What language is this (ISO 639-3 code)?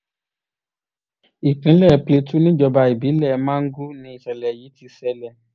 yor